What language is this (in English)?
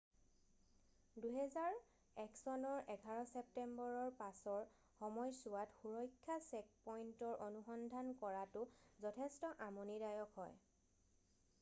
Assamese